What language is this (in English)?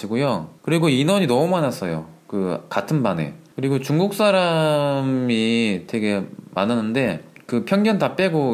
Korean